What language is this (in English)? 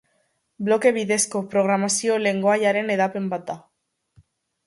Basque